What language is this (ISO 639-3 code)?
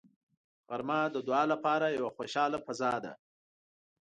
pus